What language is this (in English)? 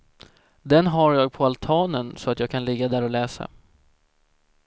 Swedish